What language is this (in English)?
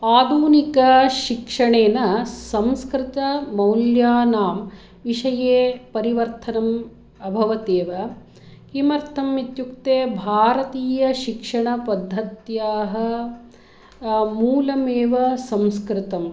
Sanskrit